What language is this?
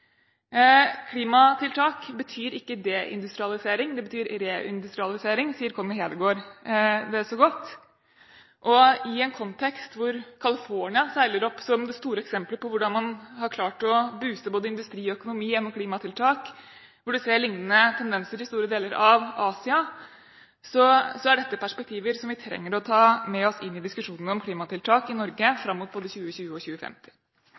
Norwegian Bokmål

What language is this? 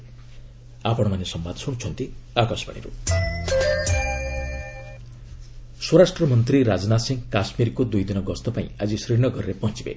Odia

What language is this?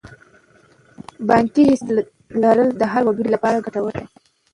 Pashto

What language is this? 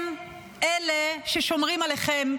Hebrew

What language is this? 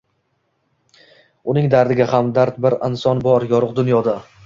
Uzbek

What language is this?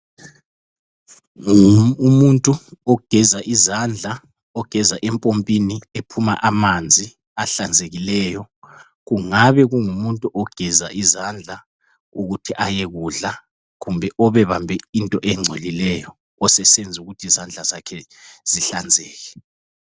North Ndebele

